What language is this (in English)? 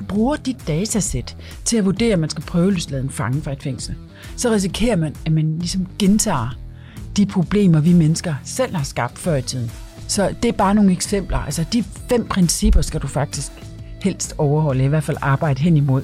Danish